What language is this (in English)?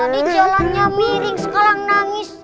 Indonesian